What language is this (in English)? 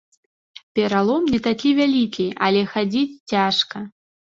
Belarusian